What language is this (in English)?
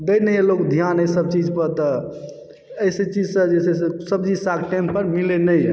Maithili